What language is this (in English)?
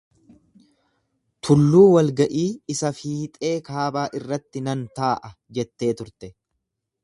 Oromo